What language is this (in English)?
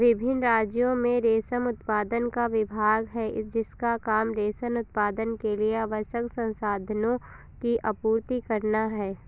Hindi